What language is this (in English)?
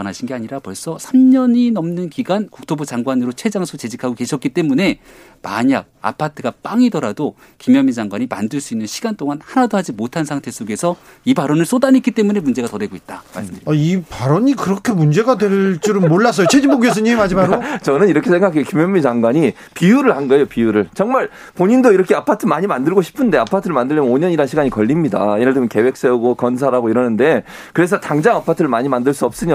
Korean